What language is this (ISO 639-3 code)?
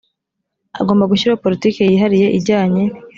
kin